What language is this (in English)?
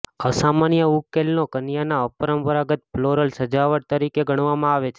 Gujarati